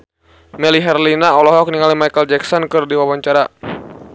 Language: Sundanese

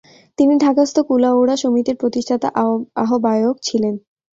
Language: Bangla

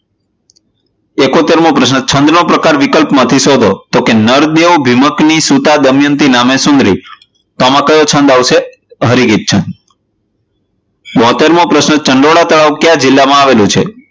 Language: Gujarati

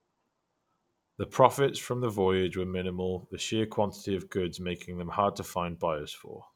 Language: English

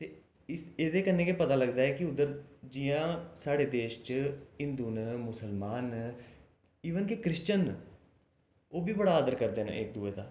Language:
Dogri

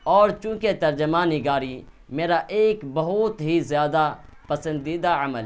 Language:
Urdu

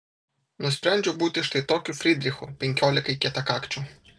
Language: Lithuanian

